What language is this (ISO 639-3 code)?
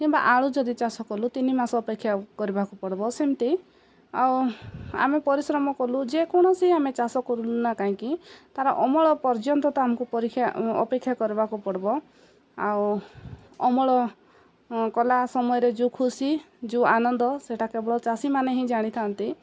ori